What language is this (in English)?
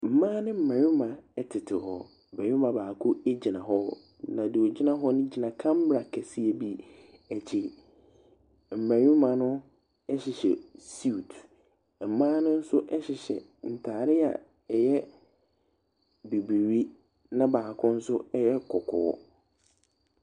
Akan